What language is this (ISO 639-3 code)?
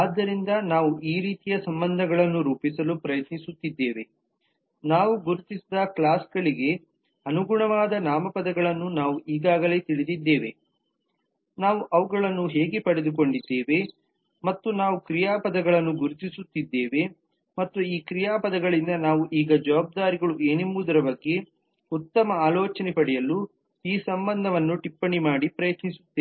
kan